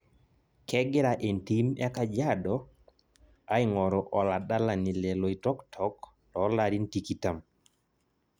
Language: Masai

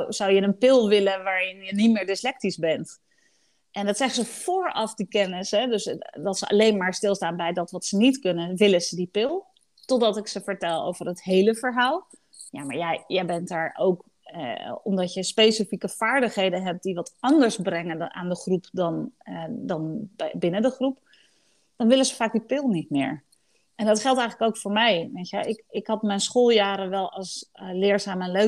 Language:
Dutch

